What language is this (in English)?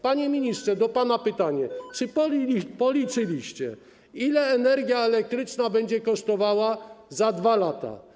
Polish